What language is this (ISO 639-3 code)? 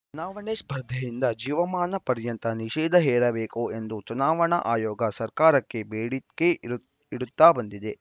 kan